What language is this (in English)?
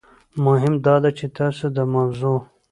Pashto